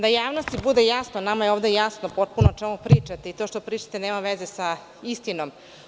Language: Serbian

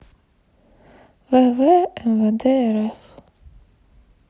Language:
Russian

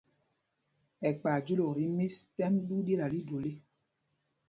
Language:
Mpumpong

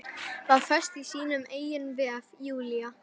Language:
Icelandic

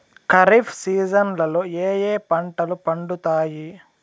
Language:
Telugu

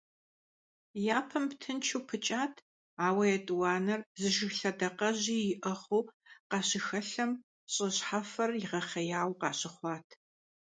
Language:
Kabardian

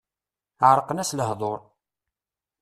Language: Kabyle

